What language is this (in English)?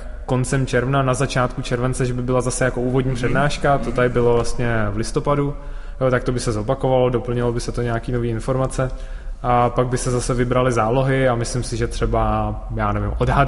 Czech